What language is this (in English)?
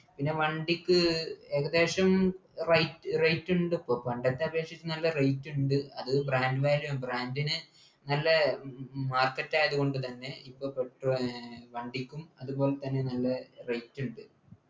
Malayalam